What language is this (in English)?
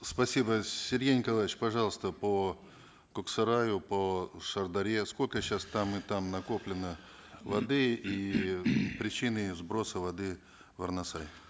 Kazakh